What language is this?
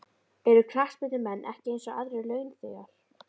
Icelandic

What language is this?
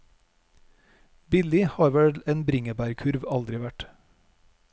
Norwegian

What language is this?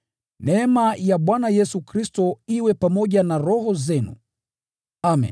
Swahili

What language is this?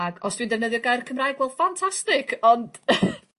Welsh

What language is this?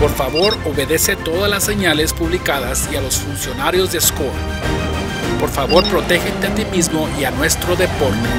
Spanish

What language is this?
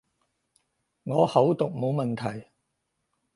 Cantonese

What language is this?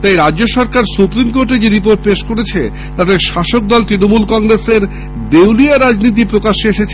Bangla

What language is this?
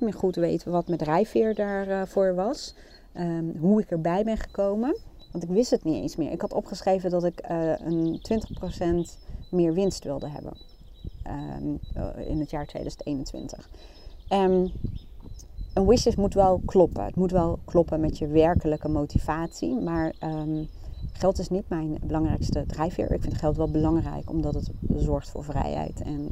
Dutch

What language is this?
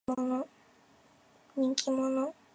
Japanese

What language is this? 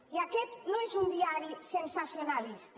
Catalan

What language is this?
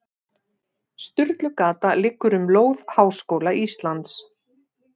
Icelandic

